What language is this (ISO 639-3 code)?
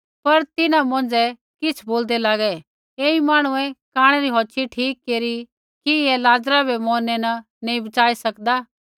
kfx